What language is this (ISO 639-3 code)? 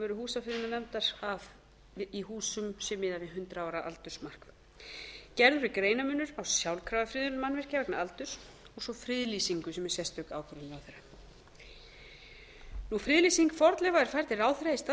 isl